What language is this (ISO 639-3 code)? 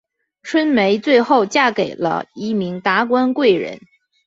zho